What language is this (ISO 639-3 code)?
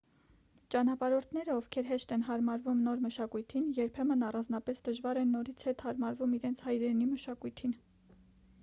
hye